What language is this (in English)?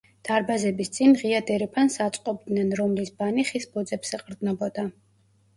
Georgian